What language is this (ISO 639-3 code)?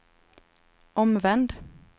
swe